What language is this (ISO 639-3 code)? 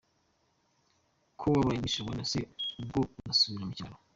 kin